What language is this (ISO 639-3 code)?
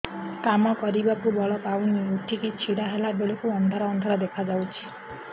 ori